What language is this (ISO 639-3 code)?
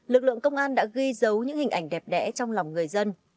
vie